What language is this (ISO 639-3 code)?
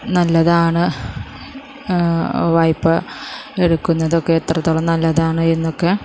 mal